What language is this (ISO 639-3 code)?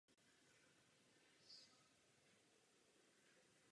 ces